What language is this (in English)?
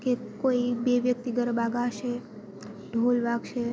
Gujarati